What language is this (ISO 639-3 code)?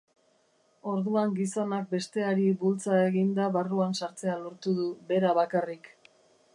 eus